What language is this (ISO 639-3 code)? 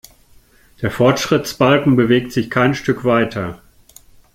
deu